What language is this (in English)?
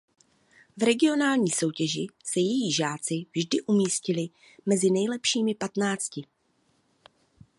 Czech